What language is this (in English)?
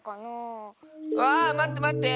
Japanese